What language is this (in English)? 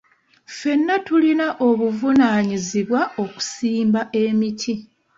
Ganda